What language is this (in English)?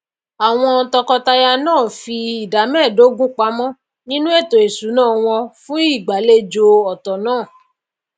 Yoruba